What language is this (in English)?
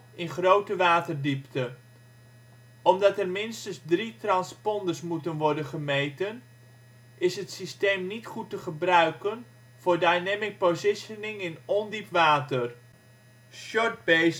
Dutch